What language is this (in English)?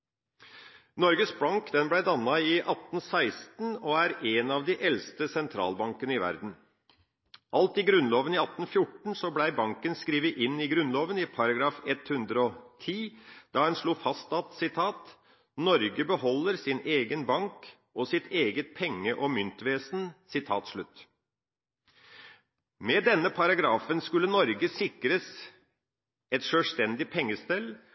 Norwegian Bokmål